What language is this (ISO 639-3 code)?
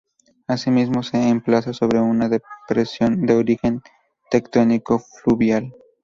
spa